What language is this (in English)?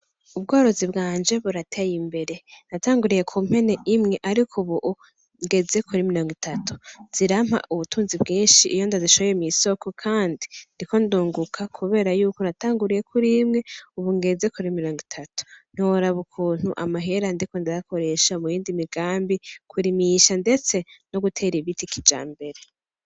Rundi